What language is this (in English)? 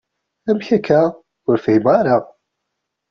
Kabyle